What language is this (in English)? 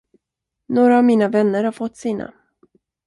Swedish